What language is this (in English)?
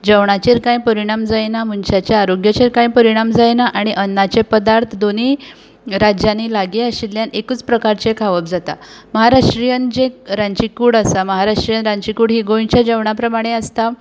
Konkani